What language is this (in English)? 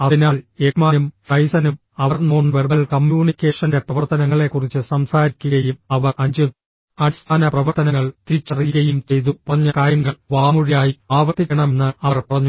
Malayalam